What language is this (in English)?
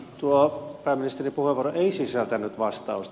Finnish